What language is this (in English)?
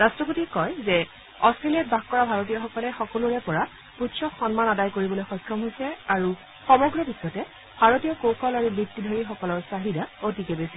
Assamese